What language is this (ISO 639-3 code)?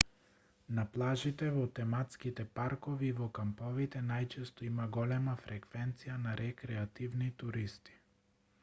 mkd